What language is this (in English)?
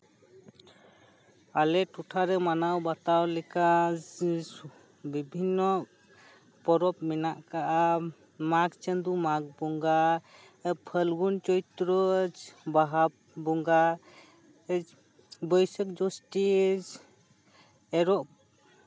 Santali